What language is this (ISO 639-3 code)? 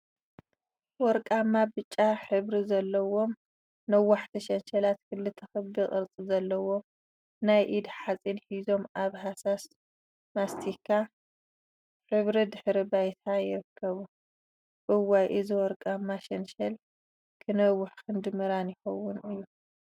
tir